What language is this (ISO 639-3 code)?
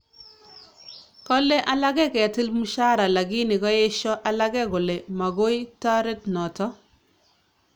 kln